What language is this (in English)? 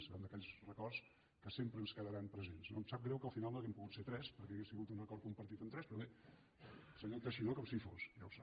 Catalan